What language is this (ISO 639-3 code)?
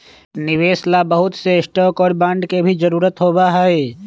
mag